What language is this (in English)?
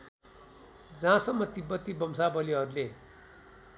Nepali